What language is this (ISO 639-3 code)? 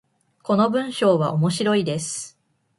jpn